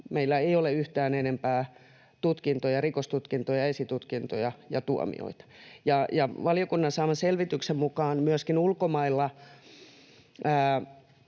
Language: Finnish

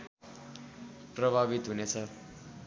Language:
Nepali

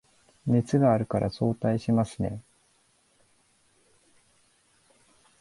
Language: Japanese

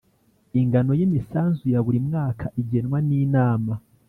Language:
Kinyarwanda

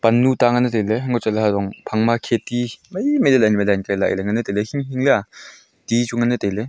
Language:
Wancho Naga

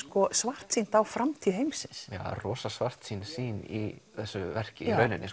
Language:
Icelandic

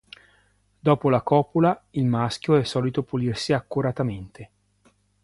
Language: Italian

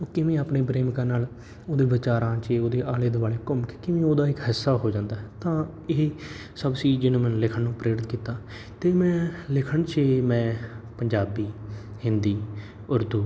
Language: Punjabi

